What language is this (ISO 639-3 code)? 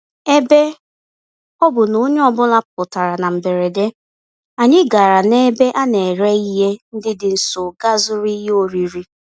ibo